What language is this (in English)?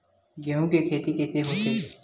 Chhattisgarhi